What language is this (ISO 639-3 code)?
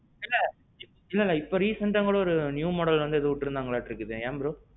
tam